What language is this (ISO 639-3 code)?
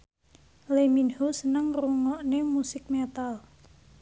jav